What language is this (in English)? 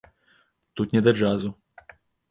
Belarusian